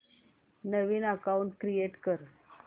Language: Marathi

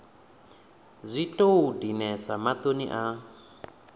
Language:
Venda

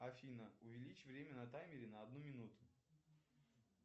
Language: Russian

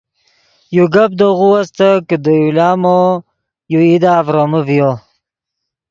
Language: Yidgha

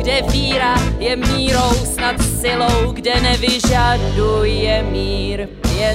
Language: Czech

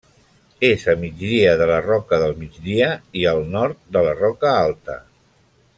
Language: Catalan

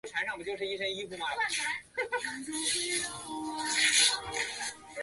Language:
Chinese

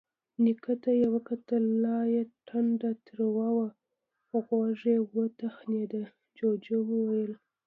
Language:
Pashto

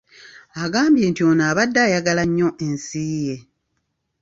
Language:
Ganda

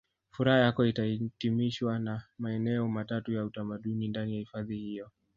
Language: Swahili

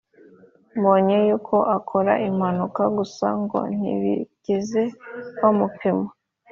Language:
Kinyarwanda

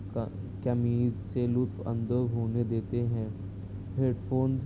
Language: Urdu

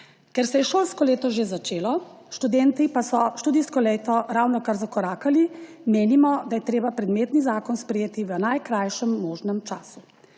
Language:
Slovenian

